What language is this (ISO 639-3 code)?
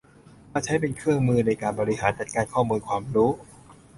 tha